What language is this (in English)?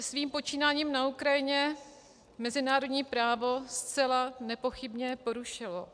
Czech